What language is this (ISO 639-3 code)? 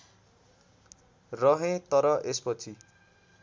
nep